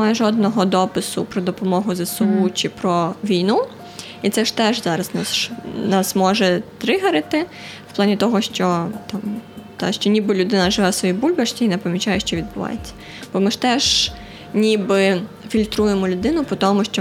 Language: Ukrainian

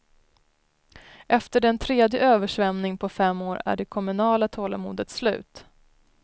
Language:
Swedish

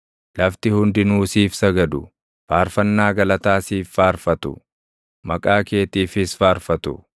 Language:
Oromo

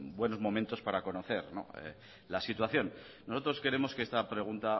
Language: Spanish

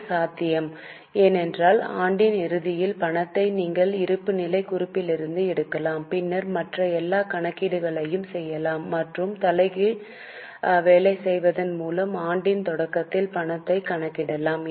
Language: Tamil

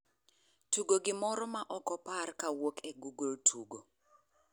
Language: Luo (Kenya and Tanzania)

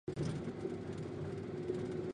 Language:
Chinese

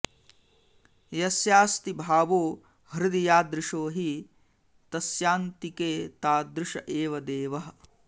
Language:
Sanskrit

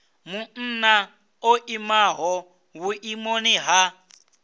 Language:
Venda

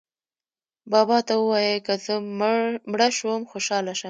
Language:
Pashto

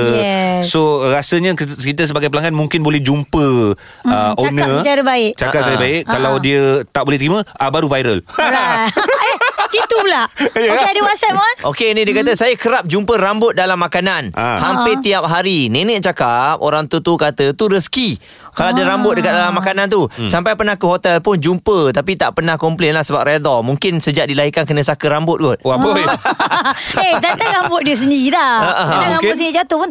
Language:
Malay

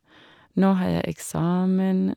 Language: Norwegian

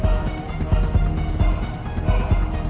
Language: Indonesian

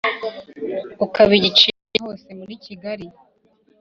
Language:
Kinyarwanda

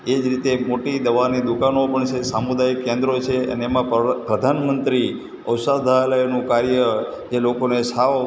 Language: Gujarati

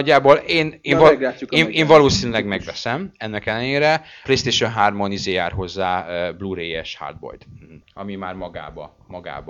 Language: Hungarian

